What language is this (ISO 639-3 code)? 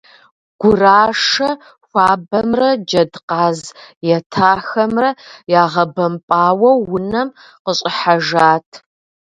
kbd